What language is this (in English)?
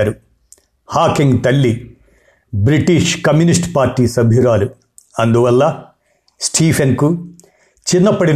Telugu